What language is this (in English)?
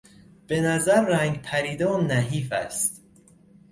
Persian